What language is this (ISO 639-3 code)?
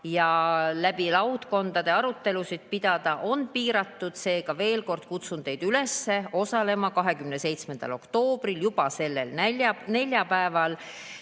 est